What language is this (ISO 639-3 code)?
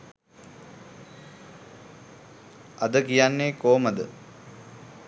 sin